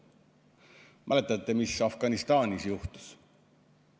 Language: Estonian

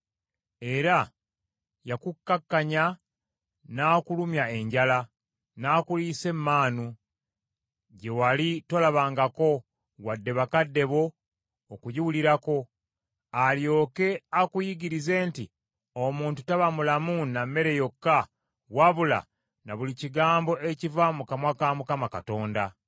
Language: Ganda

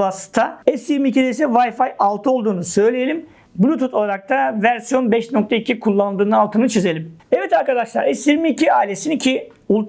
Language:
Turkish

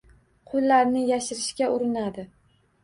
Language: Uzbek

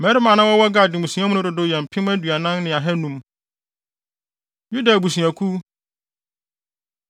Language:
Akan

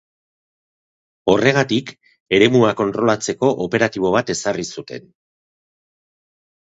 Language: Basque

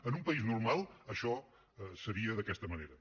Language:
Catalan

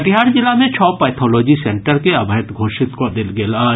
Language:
Maithili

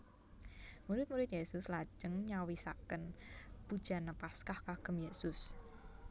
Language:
Javanese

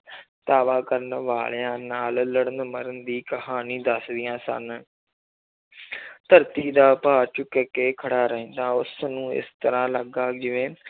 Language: Punjabi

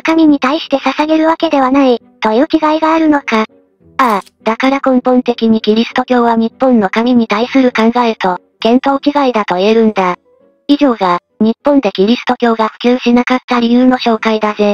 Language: Japanese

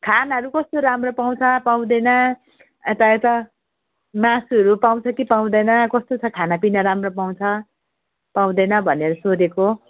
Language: Nepali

